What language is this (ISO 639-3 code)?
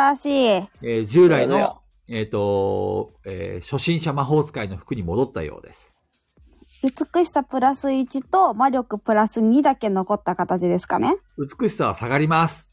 jpn